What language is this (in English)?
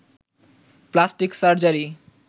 Bangla